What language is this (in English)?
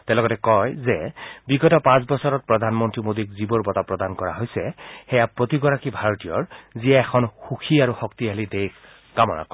Assamese